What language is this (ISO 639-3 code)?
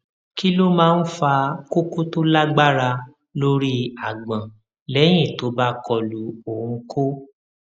yor